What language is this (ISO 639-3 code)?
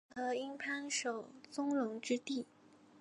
zho